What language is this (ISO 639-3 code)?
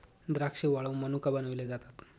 mar